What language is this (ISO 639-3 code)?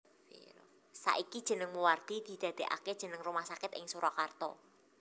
jav